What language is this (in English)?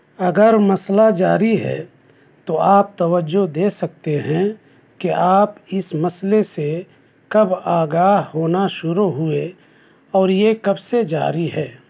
Urdu